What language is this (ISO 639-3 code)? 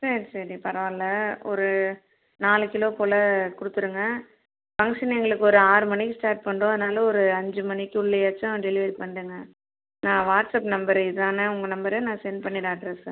tam